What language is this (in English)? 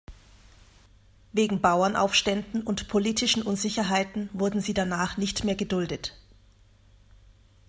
German